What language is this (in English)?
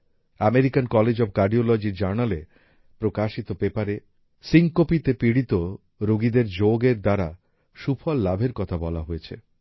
Bangla